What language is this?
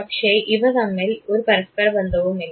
Malayalam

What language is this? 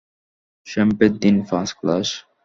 Bangla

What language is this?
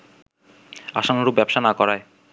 Bangla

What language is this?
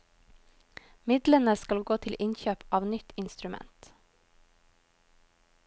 Norwegian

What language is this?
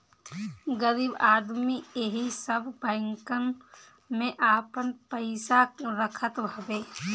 Bhojpuri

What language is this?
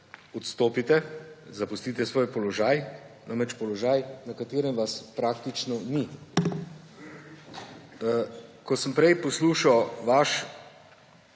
Slovenian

